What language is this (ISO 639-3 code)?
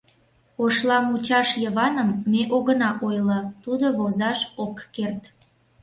chm